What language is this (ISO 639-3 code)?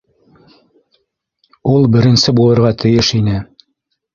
bak